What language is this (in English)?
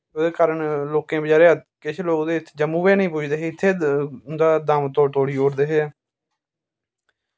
Dogri